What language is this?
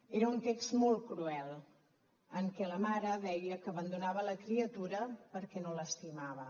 Catalan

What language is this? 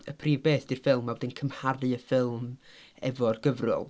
Welsh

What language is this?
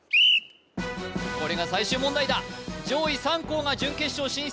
Japanese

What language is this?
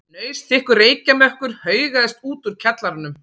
Icelandic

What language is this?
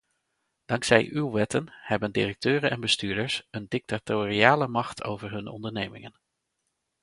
Dutch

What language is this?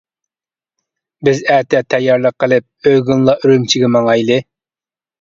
Uyghur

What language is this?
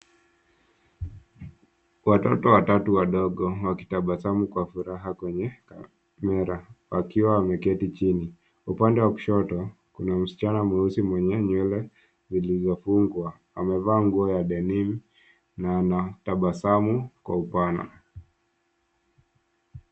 Swahili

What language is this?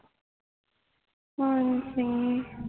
Punjabi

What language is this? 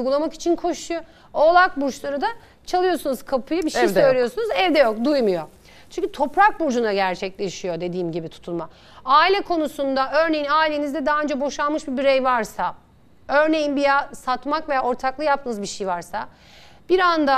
Turkish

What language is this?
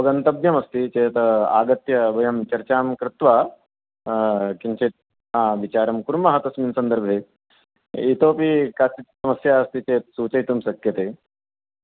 Sanskrit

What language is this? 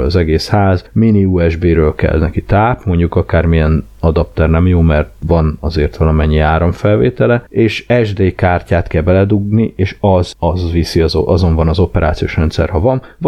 Hungarian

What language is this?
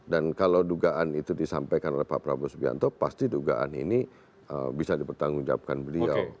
Indonesian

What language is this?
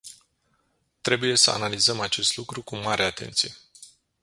Romanian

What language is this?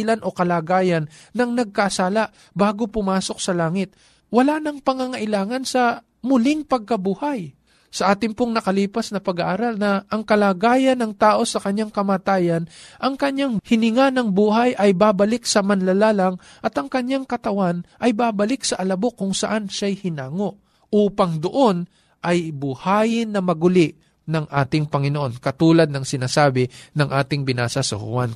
Filipino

